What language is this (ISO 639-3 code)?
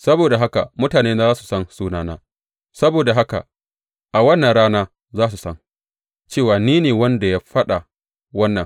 hau